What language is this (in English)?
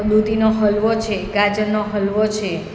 Gujarati